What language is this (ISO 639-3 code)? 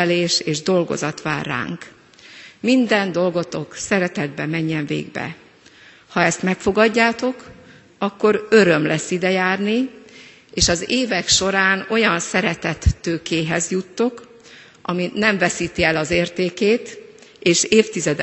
hun